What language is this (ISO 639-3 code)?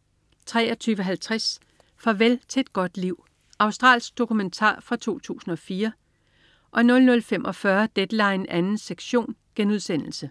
dan